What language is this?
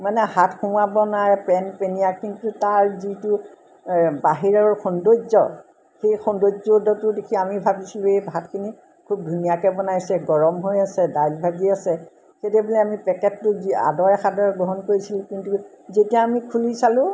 Assamese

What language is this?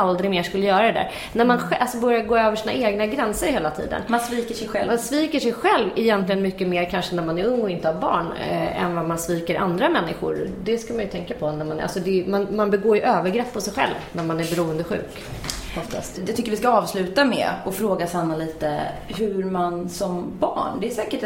Swedish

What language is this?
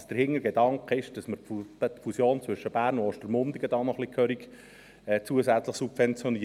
Swiss German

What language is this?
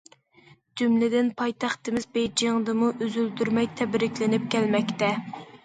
Uyghur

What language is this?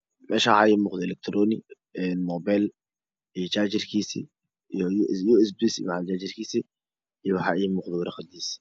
Somali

